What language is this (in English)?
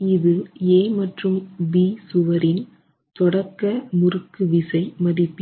Tamil